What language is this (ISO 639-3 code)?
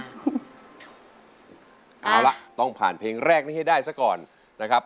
tha